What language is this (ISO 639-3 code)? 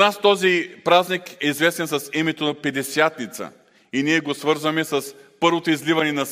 bul